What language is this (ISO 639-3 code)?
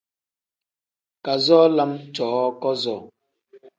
kdh